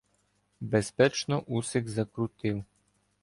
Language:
Ukrainian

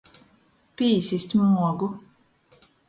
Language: Latgalian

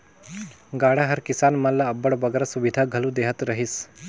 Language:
Chhattisgarhi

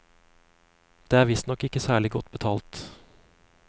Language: Norwegian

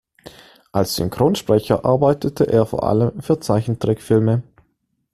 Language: German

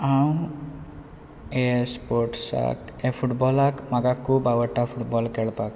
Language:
Konkani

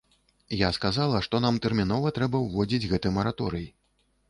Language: Belarusian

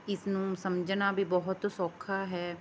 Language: Punjabi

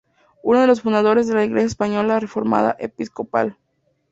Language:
Spanish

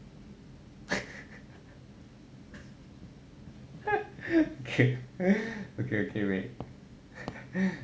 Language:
English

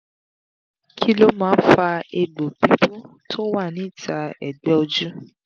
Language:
Yoruba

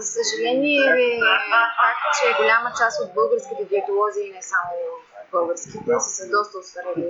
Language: Bulgarian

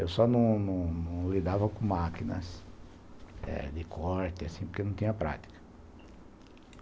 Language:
Portuguese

